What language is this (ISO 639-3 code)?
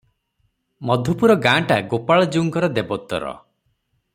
ori